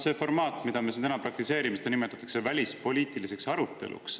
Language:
Estonian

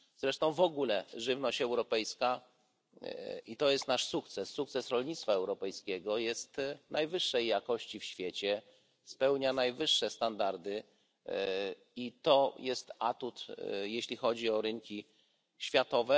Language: Polish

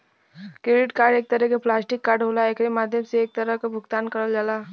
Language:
Bhojpuri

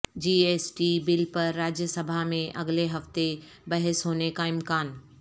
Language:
Urdu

